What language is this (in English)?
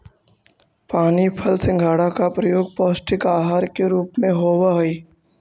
Magahi